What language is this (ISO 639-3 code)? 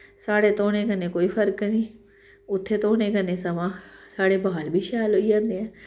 doi